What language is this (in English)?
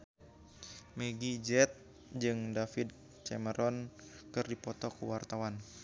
Sundanese